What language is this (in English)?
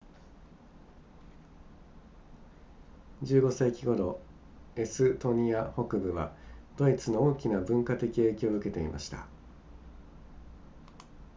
Japanese